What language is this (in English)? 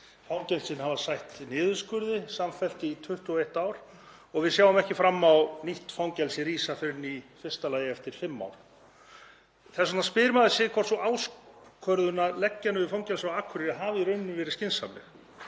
Icelandic